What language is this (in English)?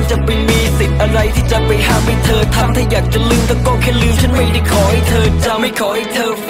Thai